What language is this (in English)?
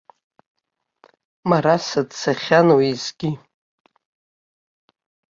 Abkhazian